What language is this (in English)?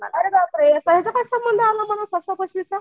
Marathi